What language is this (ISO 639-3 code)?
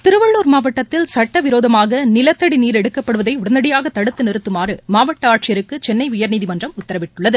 tam